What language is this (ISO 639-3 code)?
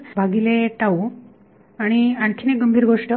mar